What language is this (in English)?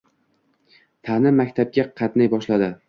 Uzbek